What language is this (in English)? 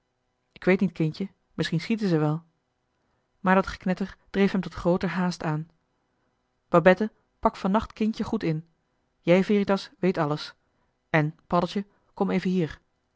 Dutch